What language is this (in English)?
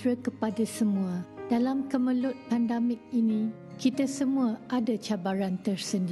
Malay